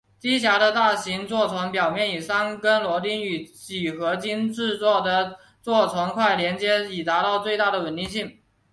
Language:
Chinese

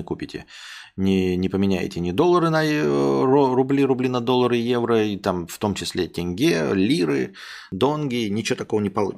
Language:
Russian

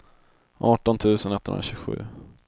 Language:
Swedish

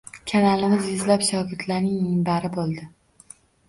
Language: Uzbek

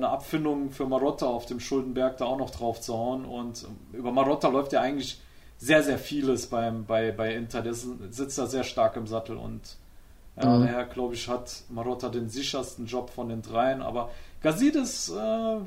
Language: German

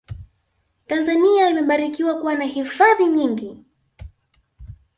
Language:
Swahili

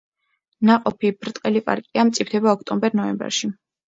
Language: Georgian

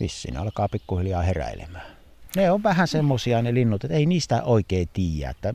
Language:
Finnish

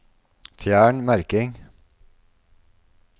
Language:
Norwegian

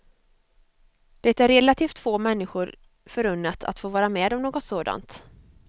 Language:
Swedish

